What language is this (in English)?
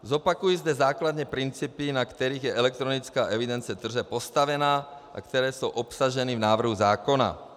Czech